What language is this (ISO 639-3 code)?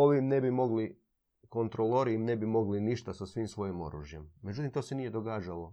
hrv